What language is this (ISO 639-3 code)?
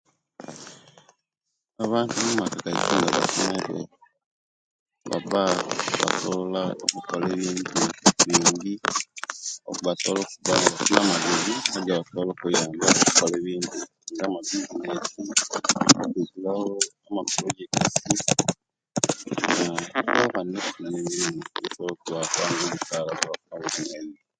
lke